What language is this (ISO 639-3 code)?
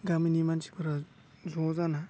brx